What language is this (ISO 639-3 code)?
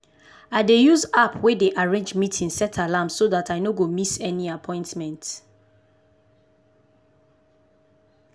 pcm